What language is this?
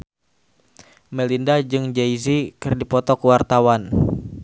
Sundanese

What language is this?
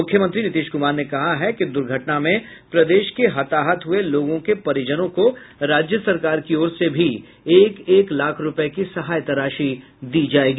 Hindi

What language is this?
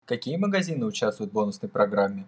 Russian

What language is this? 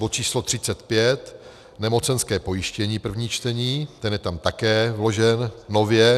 Czech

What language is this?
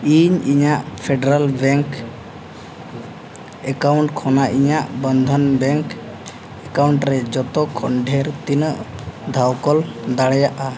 Santali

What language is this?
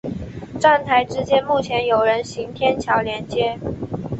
Chinese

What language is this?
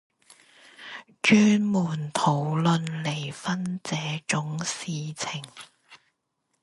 Chinese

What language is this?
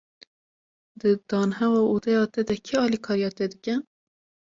Kurdish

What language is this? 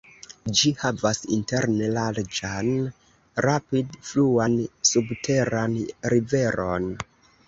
Esperanto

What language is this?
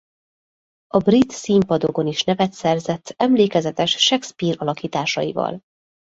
Hungarian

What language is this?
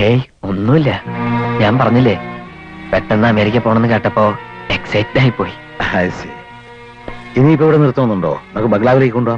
Malayalam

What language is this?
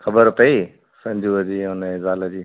Sindhi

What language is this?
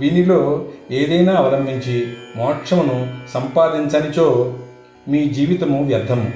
Telugu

